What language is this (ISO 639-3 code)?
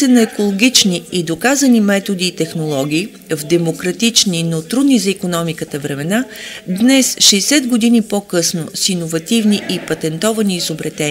bul